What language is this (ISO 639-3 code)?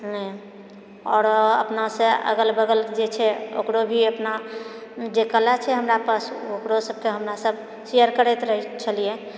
mai